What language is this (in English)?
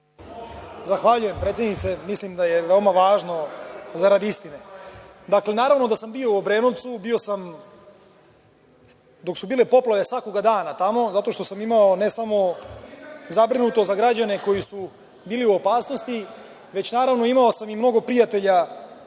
Serbian